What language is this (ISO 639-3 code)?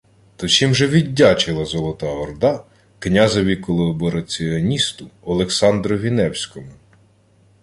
ukr